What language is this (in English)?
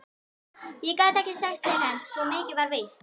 Icelandic